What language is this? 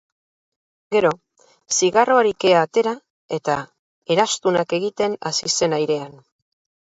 Basque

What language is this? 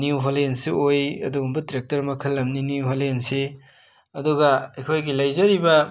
Manipuri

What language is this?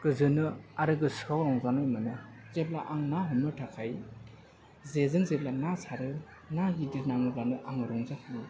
Bodo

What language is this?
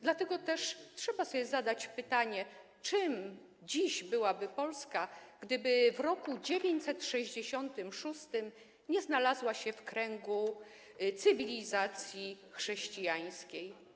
Polish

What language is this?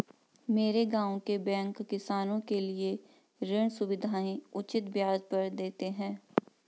Hindi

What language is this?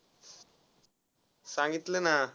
Marathi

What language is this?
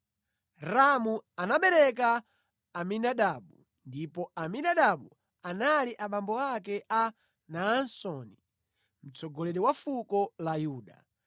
Nyanja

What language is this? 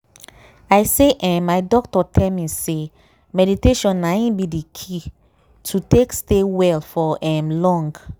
Nigerian Pidgin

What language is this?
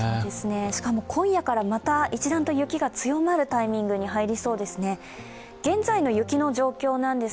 Japanese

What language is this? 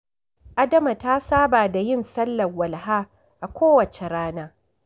Hausa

